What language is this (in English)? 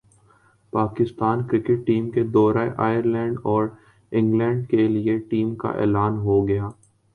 Urdu